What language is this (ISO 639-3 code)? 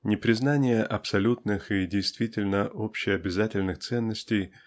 rus